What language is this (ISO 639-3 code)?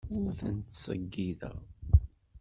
kab